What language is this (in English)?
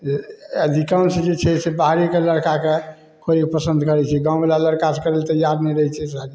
Maithili